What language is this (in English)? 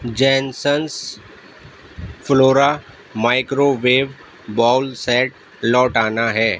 Urdu